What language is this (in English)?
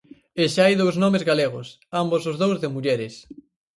Galician